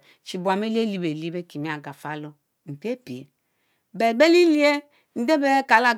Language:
Mbe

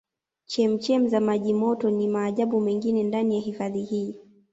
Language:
Swahili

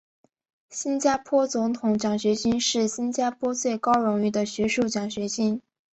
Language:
Chinese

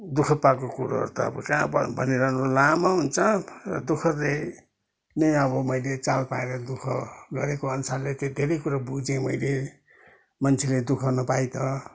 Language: Nepali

